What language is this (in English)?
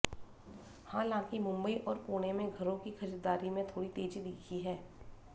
Hindi